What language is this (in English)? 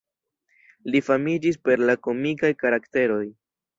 Esperanto